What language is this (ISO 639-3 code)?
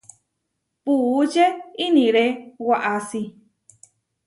var